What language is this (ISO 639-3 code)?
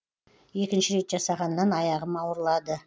kaz